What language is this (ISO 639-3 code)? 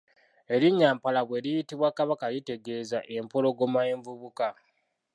lug